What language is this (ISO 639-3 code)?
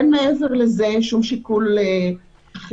heb